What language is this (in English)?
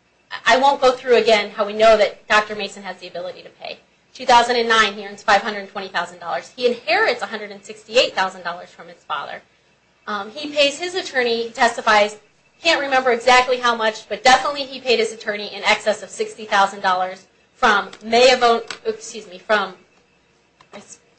English